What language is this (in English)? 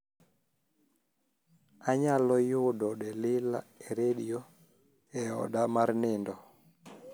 Luo (Kenya and Tanzania)